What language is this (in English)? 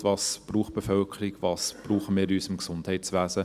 Swiss German